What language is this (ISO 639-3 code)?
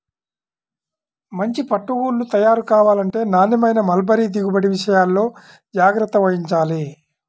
tel